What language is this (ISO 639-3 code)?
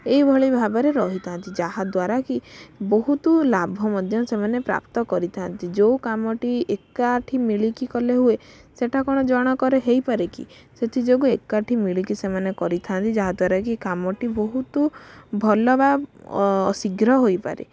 ori